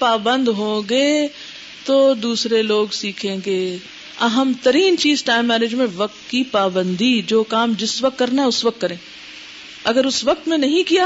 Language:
Urdu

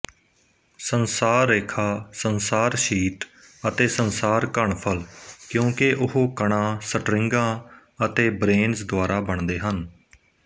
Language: Punjabi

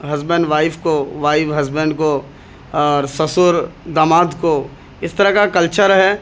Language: Urdu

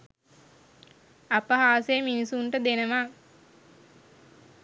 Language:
Sinhala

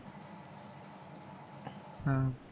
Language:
Marathi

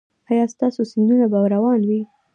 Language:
Pashto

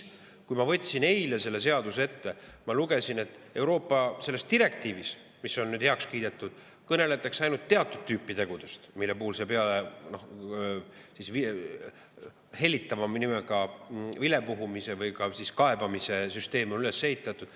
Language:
Estonian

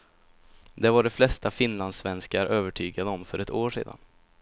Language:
Swedish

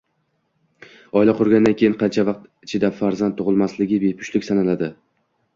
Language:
Uzbek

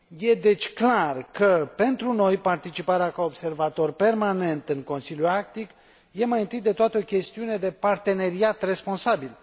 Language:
Romanian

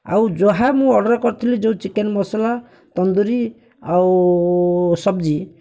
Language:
Odia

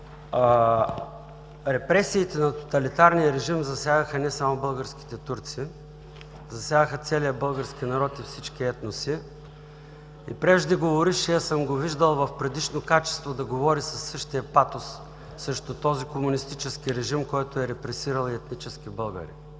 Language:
Bulgarian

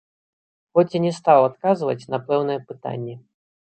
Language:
Belarusian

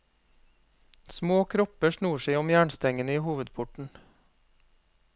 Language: Norwegian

